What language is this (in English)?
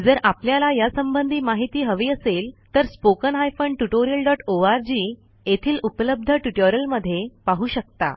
Marathi